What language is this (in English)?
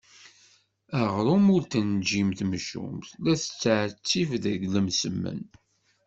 Kabyle